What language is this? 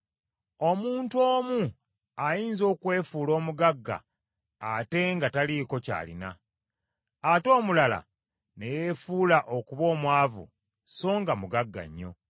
Ganda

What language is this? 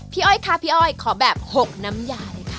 Thai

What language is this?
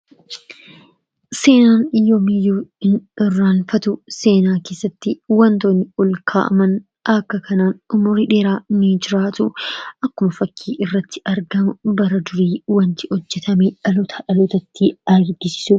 Oromo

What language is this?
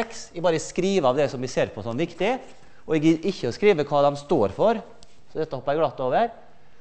Norwegian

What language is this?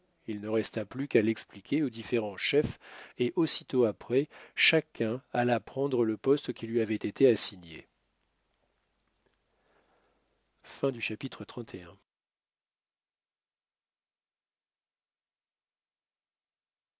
French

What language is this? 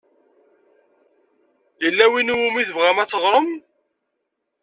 Kabyle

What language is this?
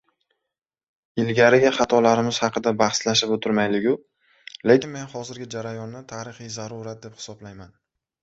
Uzbek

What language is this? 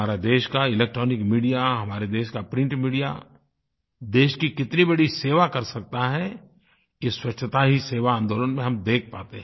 Hindi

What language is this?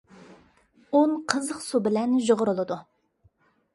Uyghur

